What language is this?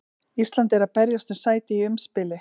Icelandic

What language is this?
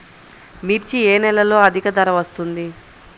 Telugu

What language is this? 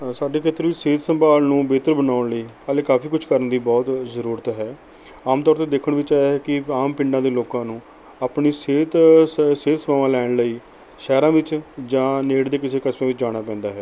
Punjabi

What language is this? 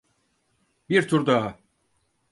Turkish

